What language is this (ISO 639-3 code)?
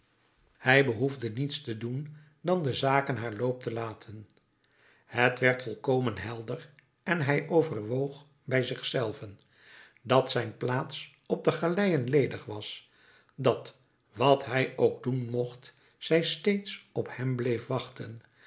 nld